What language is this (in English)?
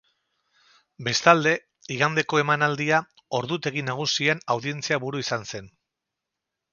Basque